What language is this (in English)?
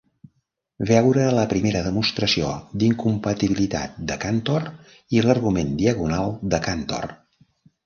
Catalan